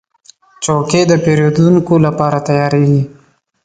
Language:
Pashto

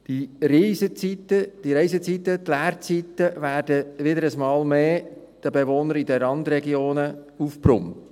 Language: Swiss German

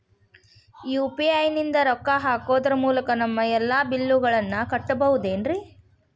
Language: Kannada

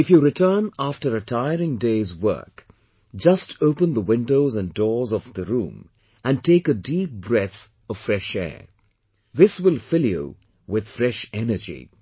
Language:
English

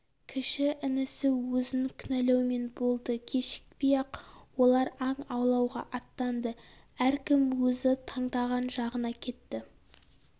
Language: Kazakh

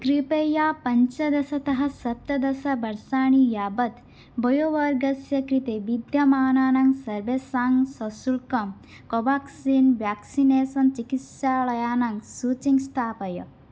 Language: Sanskrit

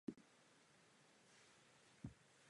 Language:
Czech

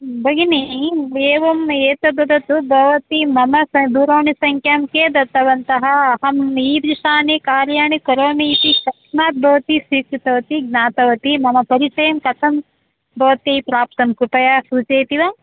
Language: Sanskrit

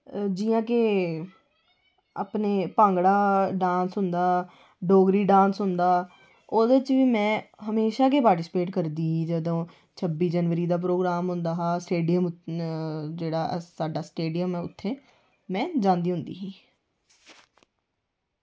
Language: Dogri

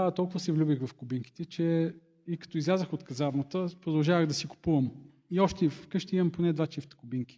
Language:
Bulgarian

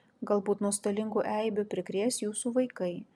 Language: Lithuanian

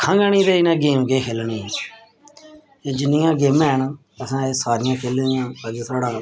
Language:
Dogri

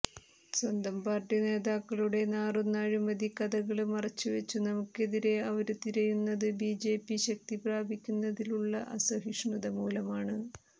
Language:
Malayalam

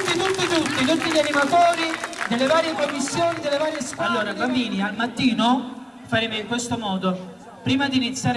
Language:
Italian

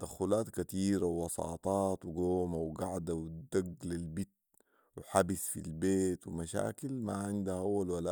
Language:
Sudanese Arabic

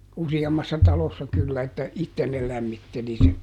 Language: Finnish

